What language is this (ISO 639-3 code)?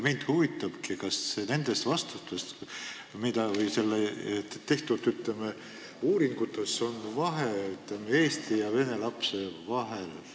est